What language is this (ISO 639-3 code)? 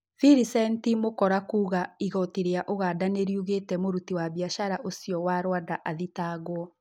kik